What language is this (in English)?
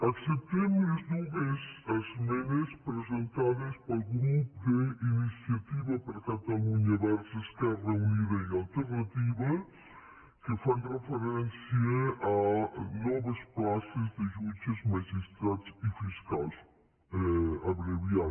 Catalan